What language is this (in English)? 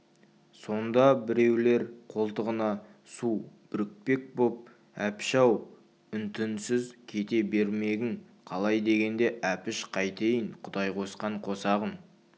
Kazakh